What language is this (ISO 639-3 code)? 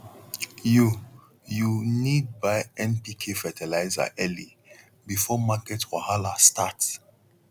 pcm